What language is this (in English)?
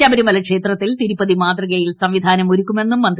Malayalam